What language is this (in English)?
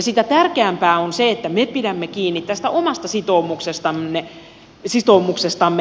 Finnish